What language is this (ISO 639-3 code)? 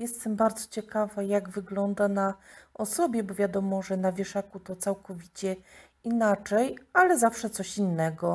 pol